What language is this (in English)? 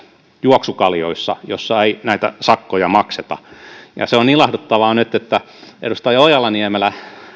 Finnish